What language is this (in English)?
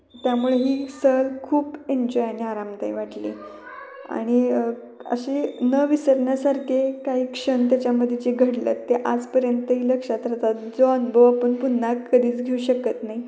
Marathi